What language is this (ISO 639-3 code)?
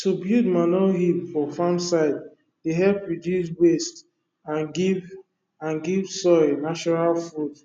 pcm